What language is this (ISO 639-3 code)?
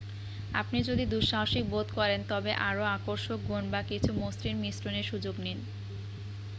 ben